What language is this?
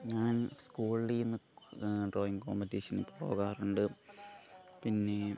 Malayalam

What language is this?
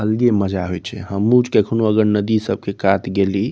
Maithili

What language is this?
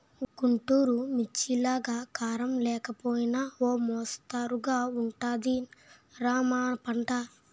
Telugu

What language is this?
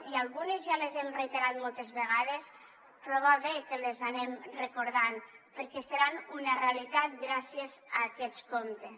Catalan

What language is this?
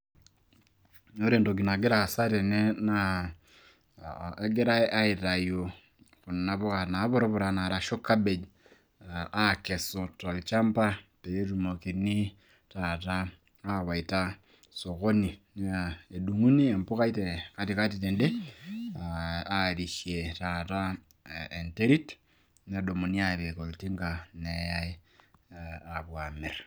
Masai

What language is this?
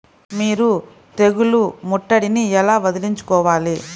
Telugu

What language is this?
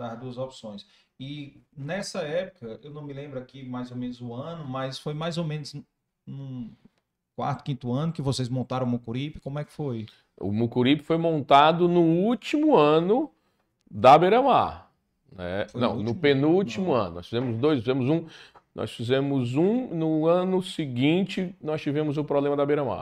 Portuguese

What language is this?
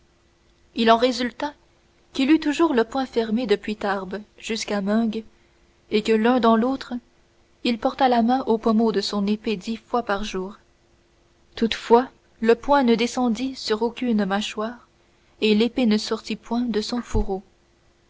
French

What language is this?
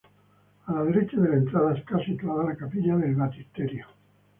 Spanish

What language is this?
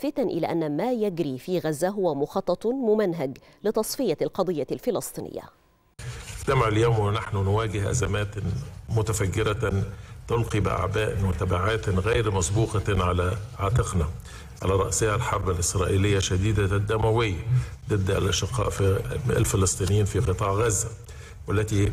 Arabic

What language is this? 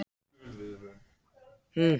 Icelandic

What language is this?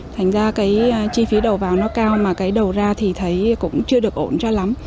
Vietnamese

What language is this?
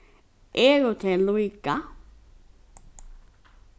Faroese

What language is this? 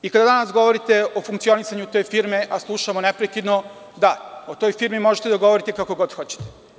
Serbian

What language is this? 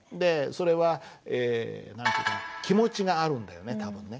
Japanese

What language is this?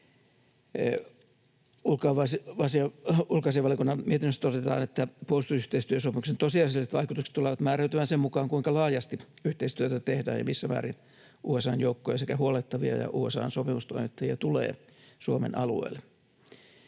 Finnish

